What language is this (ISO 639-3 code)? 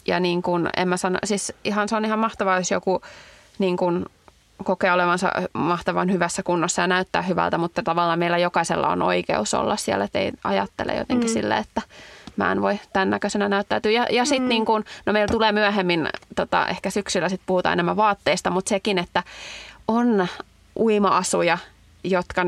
fin